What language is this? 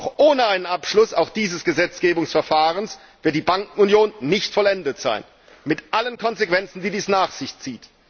German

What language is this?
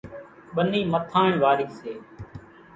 Kachi Koli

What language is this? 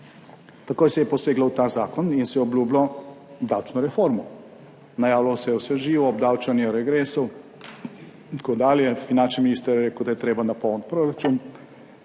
Slovenian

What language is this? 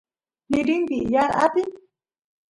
Santiago del Estero Quichua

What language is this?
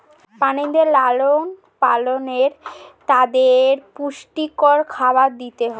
Bangla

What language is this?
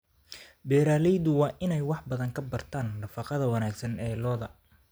Somali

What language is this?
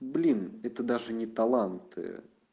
Russian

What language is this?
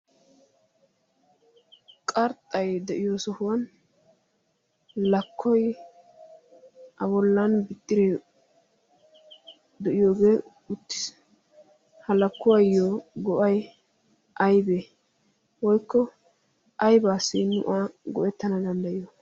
Wolaytta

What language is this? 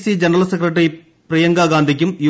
Malayalam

